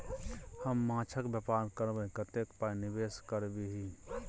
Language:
Maithili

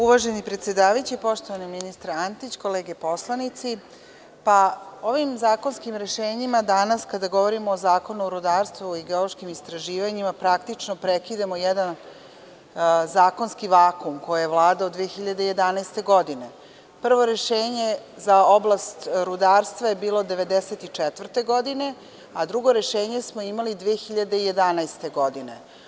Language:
Serbian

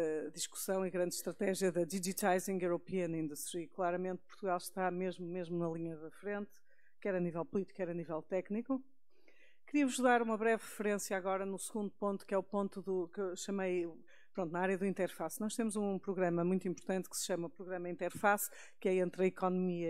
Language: Portuguese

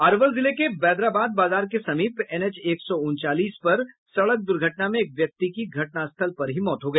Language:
Hindi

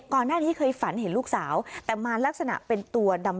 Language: Thai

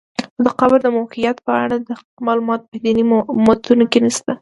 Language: Pashto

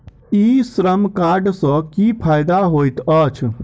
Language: Maithili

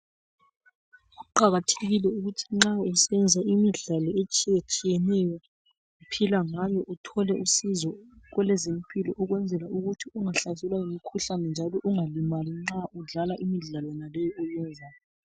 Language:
North Ndebele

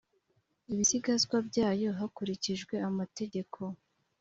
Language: Kinyarwanda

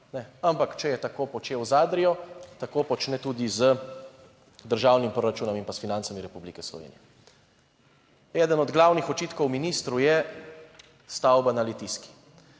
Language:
Slovenian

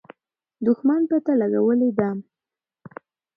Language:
Pashto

